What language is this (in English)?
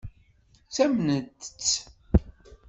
Kabyle